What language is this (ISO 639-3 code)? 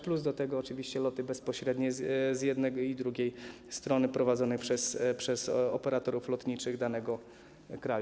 pol